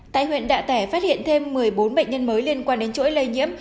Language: Vietnamese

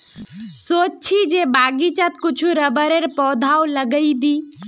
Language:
Magahi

